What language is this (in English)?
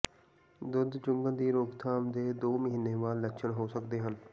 Punjabi